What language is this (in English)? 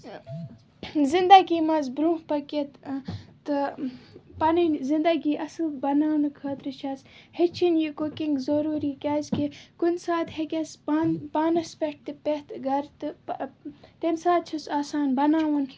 Kashmiri